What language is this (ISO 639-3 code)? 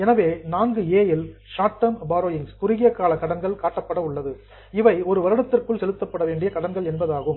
tam